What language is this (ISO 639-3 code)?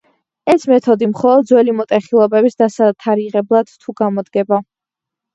kat